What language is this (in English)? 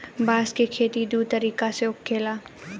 Bhojpuri